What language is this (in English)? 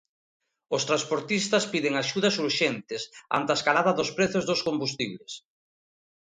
Galician